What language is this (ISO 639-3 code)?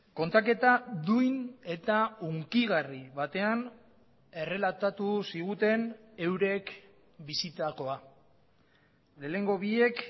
eus